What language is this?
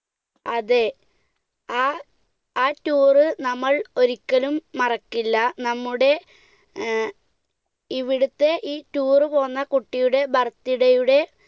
Malayalam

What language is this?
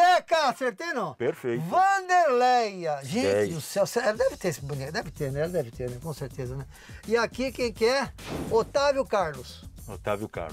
Portuguese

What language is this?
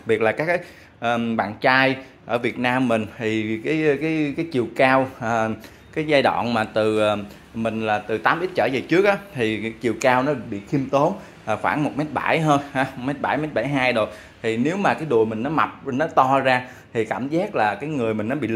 Vietnamese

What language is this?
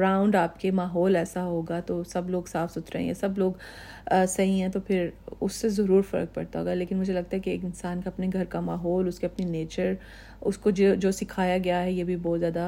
Urdu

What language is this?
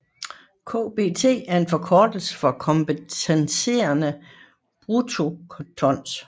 Danish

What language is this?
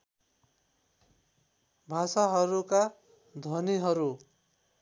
Nepali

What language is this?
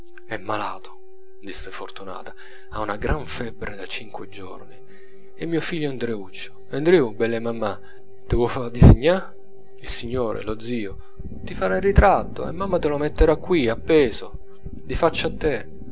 Italian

